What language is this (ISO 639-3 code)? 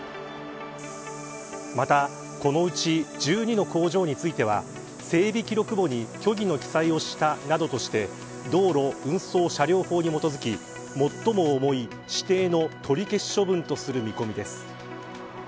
jpn